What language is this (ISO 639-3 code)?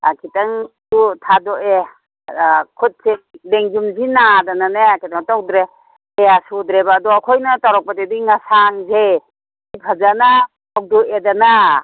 mni